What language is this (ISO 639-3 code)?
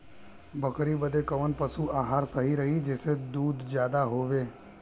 bho